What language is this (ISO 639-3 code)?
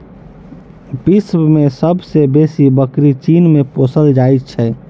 mai